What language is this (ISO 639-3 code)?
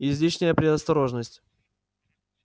rus